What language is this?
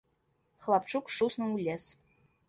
Belarusian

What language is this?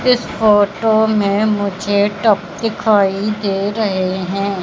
Hindi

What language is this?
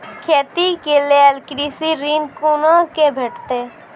Maithili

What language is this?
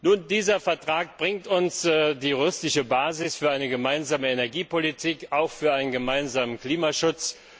German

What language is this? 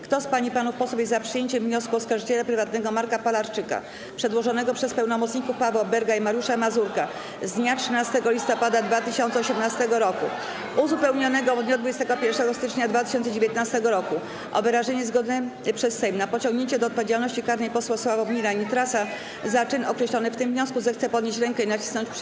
Polish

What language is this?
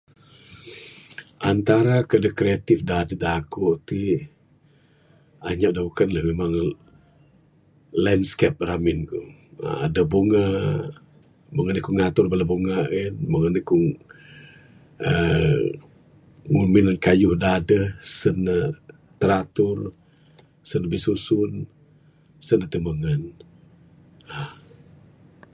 Bukar-Sadung Bidayuh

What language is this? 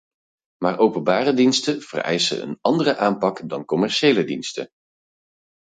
Dutch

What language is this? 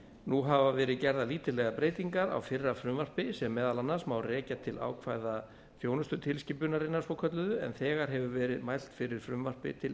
Icelandic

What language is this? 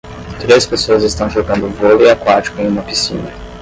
Portuguese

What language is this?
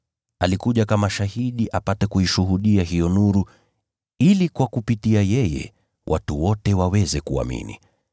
Swahili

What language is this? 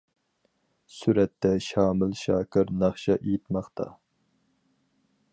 Uyghur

